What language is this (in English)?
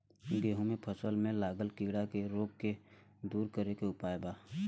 Bhojpuri